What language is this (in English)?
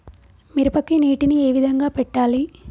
Telugu